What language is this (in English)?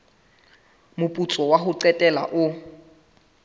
Southern Sotho